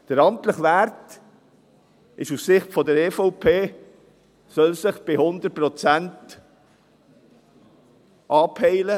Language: Swiss German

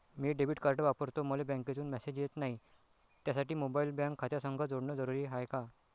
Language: Marathi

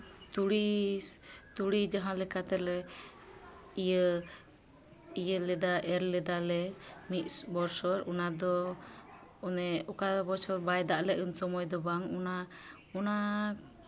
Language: Santali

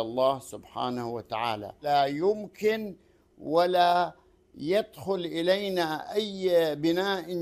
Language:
Arabic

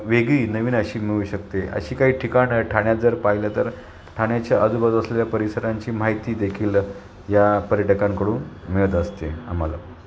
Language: Marathi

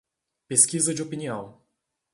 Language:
Portuguese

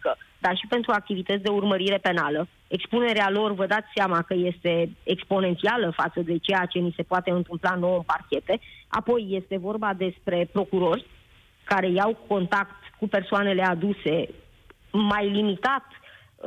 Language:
Romanian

